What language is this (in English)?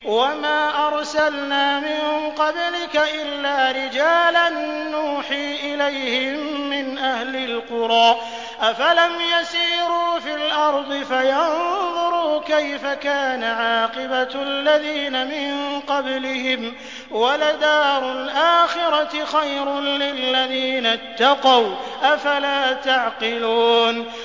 Arabic